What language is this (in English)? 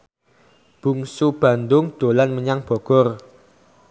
Javanese